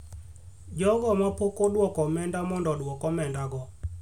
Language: Luo (Kenya and Tanzania)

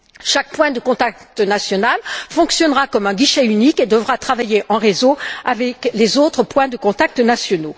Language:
French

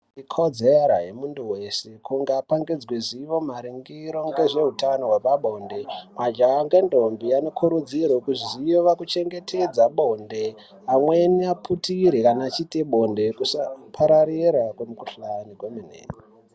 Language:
Ndau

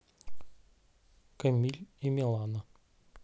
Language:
Russian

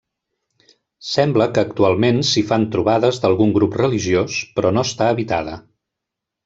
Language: Catalan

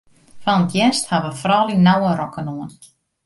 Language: Western Frisian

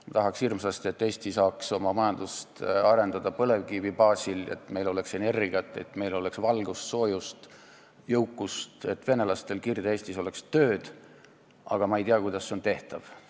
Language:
Estonian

